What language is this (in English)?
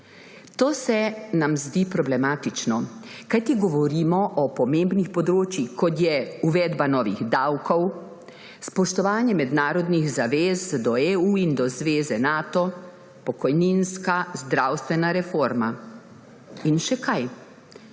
Slovenian